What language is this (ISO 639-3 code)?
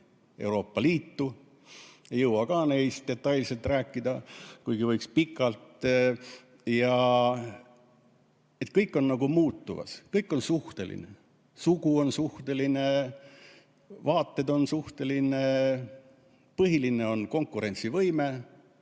est